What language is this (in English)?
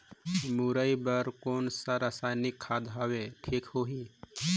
Chhattisgarhi